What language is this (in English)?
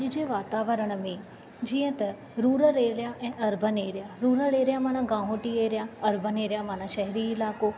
Sindhi